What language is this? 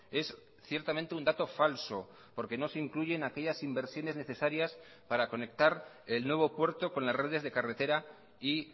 Spanish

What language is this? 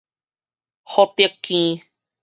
Min Nan Chinese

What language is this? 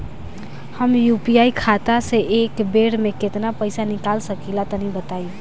Bhojpuri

